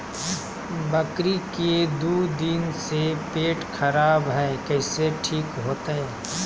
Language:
Magahi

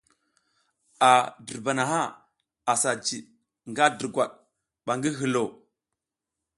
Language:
South Giziga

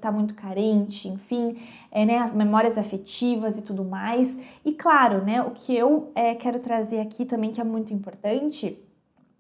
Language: Portuguese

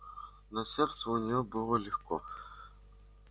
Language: Russian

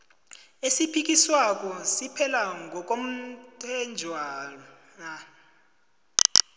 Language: South Ndebele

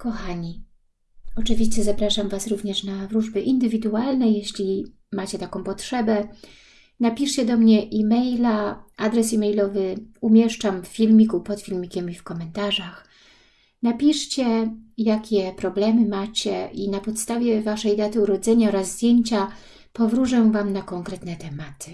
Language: Polish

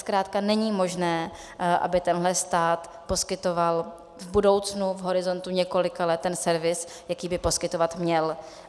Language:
Czech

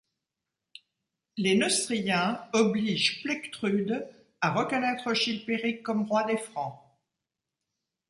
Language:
French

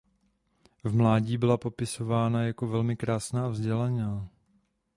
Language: Czech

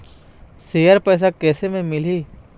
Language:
Chhattisgarhi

